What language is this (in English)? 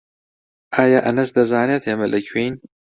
Central Kurdish